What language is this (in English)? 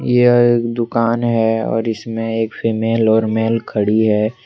Hindi